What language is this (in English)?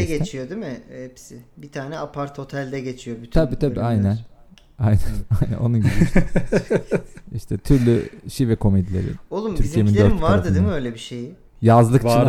Turkish